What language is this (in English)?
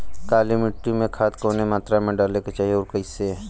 Bhojpuri